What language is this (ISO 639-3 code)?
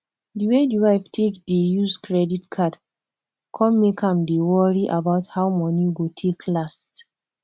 pcm